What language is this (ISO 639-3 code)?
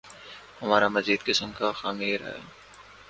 urd